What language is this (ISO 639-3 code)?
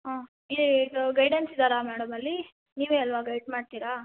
kan